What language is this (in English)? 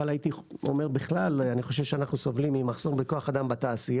Hebrew